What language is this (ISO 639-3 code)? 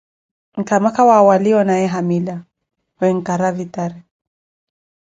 eko